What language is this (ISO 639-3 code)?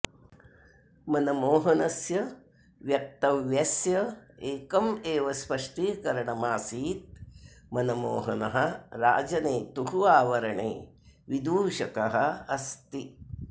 san